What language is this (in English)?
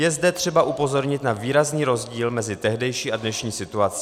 Czech